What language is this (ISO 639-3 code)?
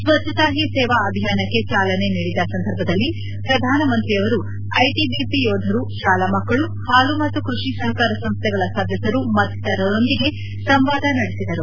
kan